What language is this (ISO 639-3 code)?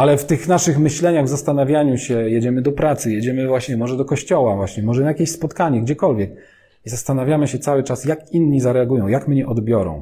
pol